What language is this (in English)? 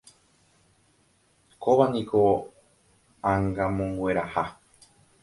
Guarani